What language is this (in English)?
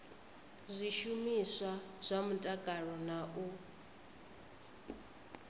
Venda